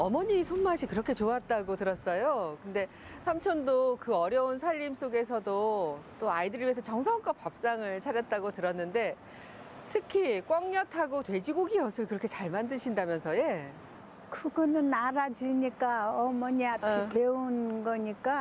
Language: Korean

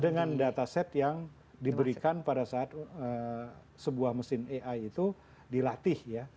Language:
Indonesian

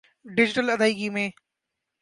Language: Urdu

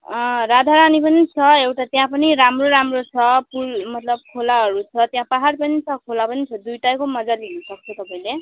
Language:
Nepali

